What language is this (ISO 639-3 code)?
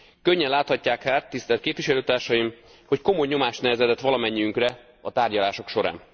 hun